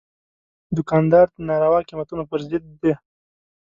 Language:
Pashto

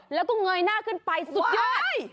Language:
Thai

